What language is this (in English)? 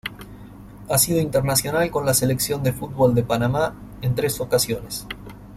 Spanish